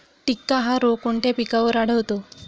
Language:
Marathi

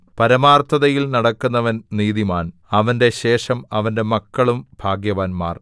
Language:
Malayalam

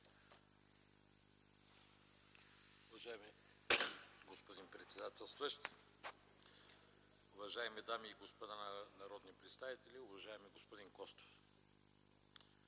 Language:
Bulgarian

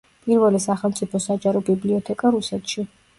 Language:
Georgian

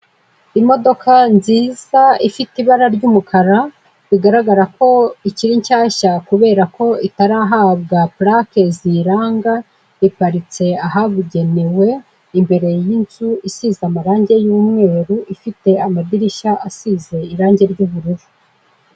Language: Kinyarwanda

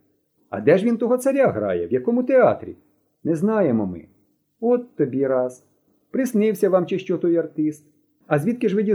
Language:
Ukrainian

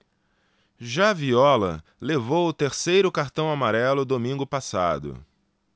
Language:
Portuguese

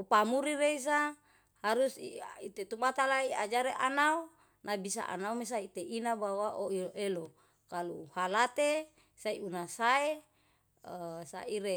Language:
Yalahatan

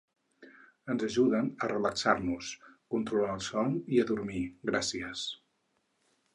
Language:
Catalan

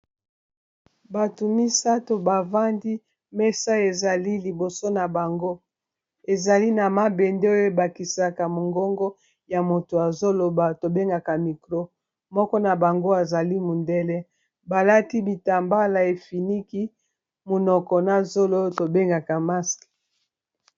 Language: Lingala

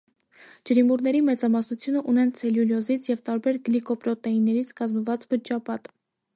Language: Armenian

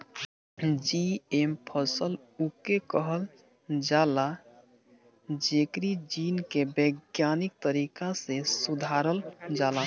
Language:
Bhojpuri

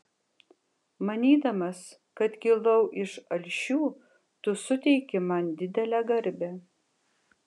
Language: Lithuanian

